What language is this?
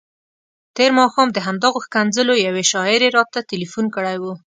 Pashto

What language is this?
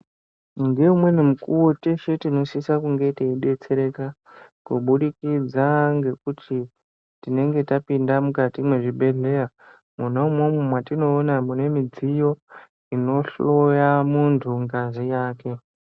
Ndau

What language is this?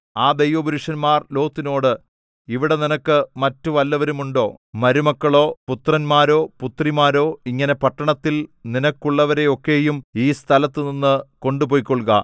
Malayalam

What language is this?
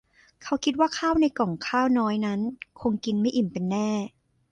Thai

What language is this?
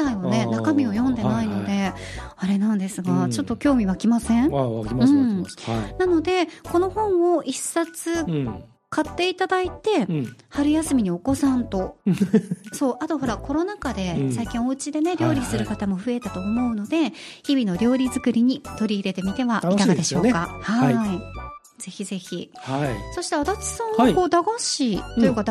Japanese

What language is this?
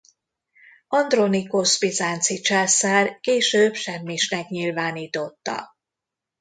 Hungarian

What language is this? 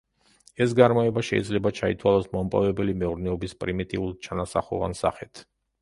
Georgian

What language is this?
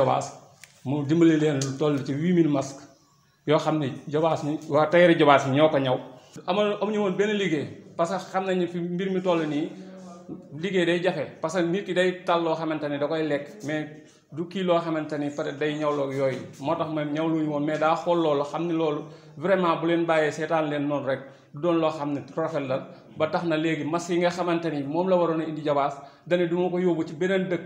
Indonesian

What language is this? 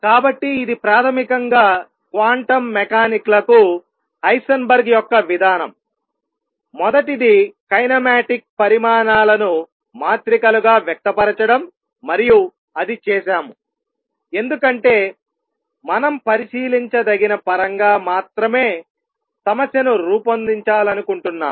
Telugu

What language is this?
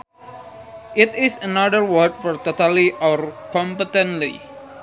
Sundanese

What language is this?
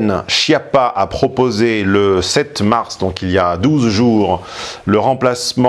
French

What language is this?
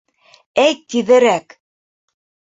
Bashkir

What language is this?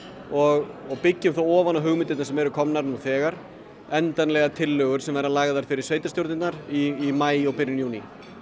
Icelandic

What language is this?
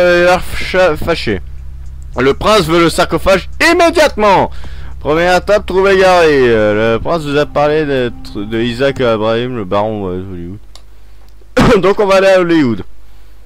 French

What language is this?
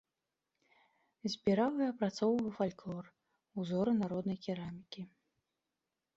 Belarusian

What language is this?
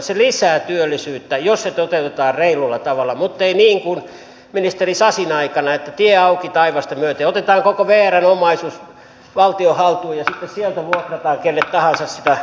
Finnish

